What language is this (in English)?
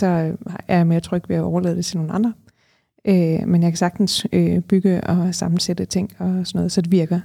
Danish